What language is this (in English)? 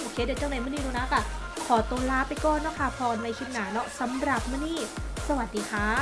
Thai